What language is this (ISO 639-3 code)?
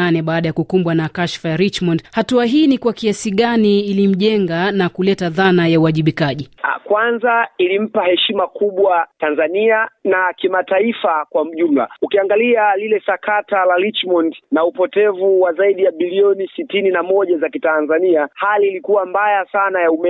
swa